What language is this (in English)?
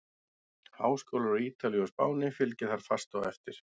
Icelandic